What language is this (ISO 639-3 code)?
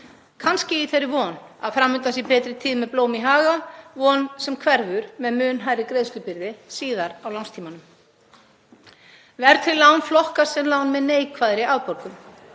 isl